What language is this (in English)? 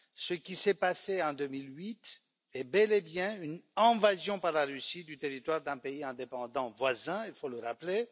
French